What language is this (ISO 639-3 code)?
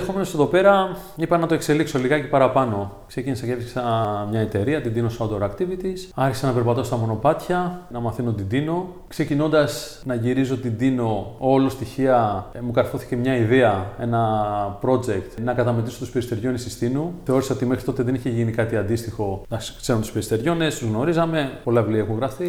ell